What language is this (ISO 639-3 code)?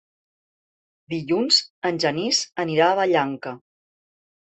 cat